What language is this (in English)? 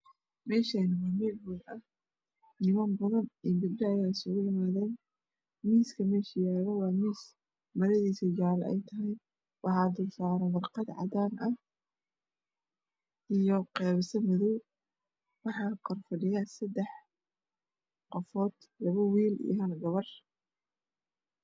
Somali